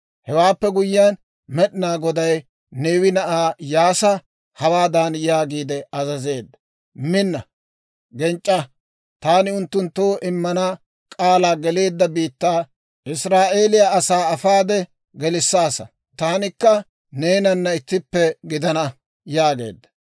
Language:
Dawro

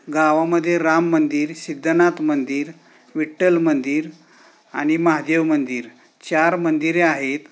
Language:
Marathi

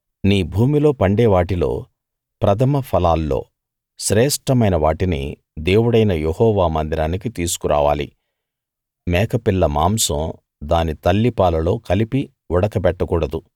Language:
Telugu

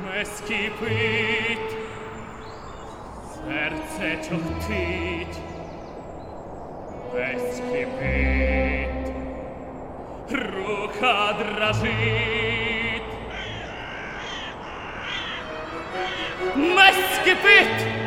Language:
Ukrainian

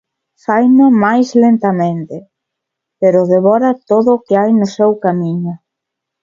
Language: Galician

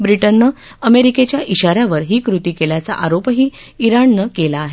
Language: Marathi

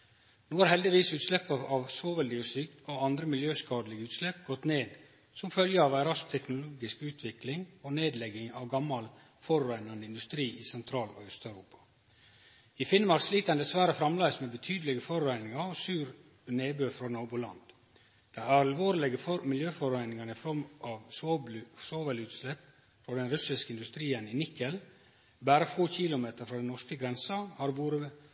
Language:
Norwegian Nynorsk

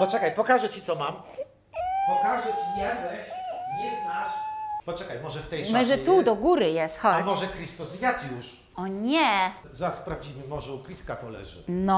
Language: Polish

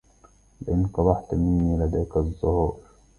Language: Arabic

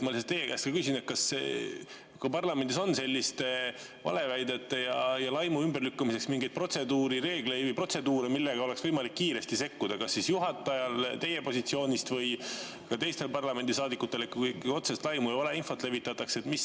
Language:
Estonian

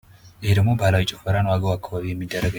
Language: Amharic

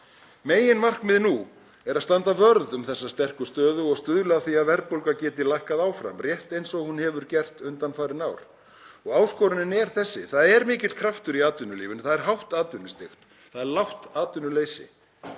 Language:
Icelandic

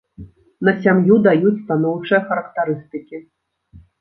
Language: Belarusian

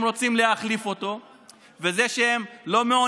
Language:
Hebrew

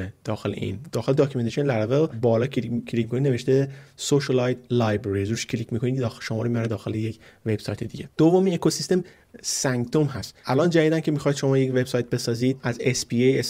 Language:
Persian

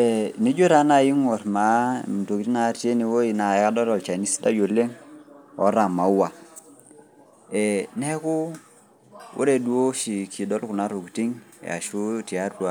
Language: Masai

